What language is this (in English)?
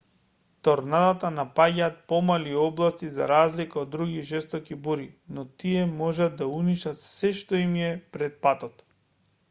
Macedonian